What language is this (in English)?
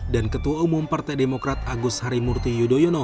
Indonesian